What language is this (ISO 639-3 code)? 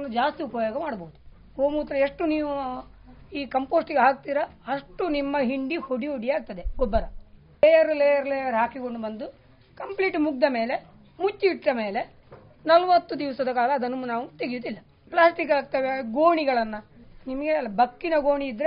kan